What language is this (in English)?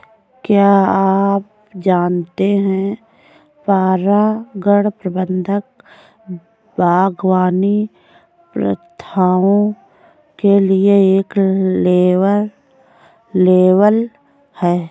Hindi